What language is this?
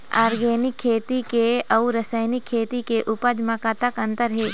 Chhattisgarhi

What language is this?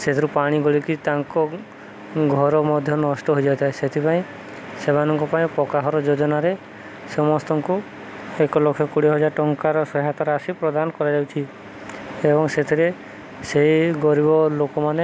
Odia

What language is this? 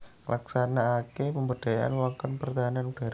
Javanese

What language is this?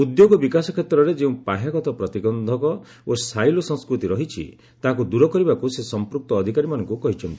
Odia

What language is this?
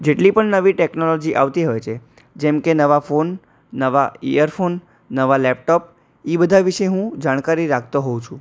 Gujarati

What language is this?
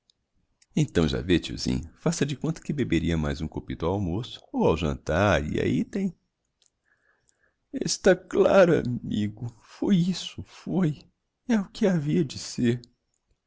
Portuguese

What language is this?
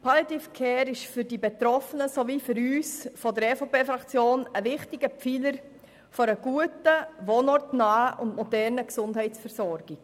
Swiss German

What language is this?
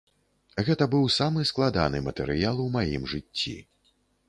Belarusian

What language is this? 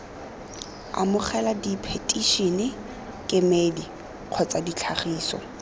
Tswana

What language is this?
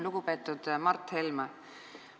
Estonian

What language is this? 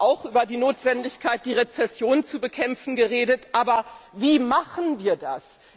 German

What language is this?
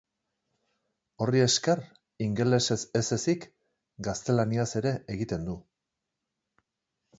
Basque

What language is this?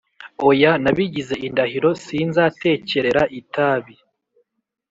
Kinyarwanda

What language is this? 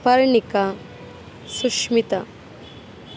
Kannada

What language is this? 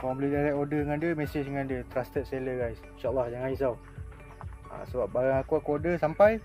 Malay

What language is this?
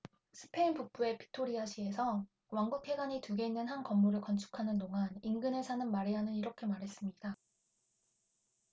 Korean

